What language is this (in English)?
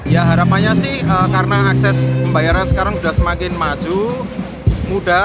Indonesian